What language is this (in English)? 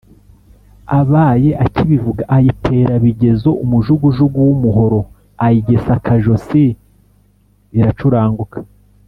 Kinyarwanda